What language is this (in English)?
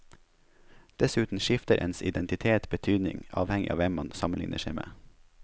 Norwegian